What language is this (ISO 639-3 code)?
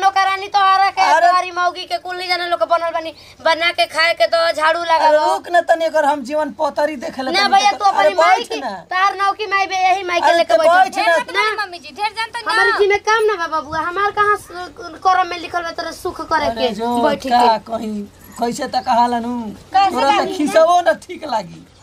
hin